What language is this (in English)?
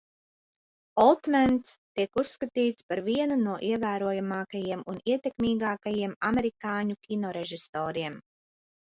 Latvian